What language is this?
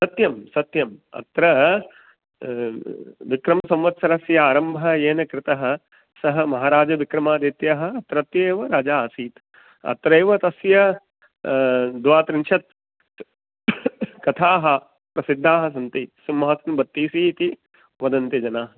Sanskrit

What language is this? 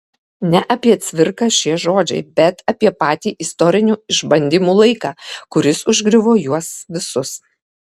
Lithuanian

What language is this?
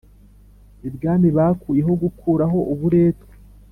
Kinyarwanda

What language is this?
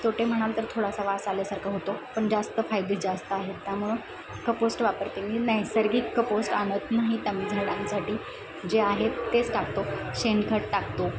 Marathi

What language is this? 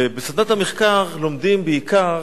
Hebrew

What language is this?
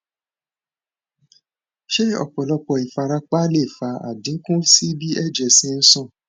Yoruba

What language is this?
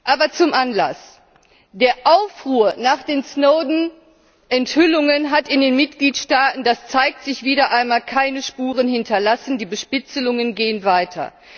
German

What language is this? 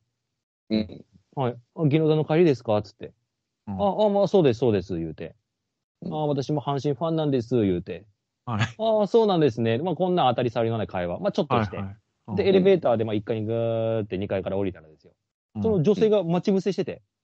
Japanese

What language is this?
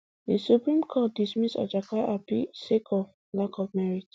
Nigerian Pidgin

